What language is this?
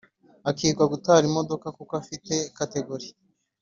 Kinyarwanda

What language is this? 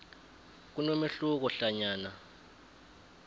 South Ndebele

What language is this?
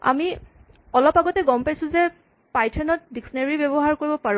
Assamese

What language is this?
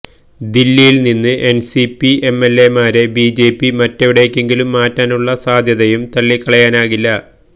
Malayalam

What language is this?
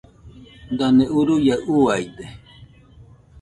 Nüpode Huitoto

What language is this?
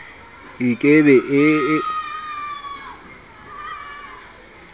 Southern Sotho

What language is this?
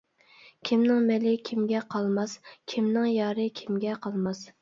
Uyghur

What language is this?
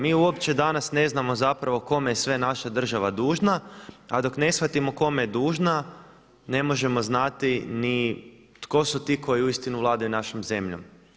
Croatian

